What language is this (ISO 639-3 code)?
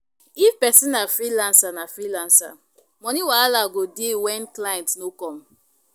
pcm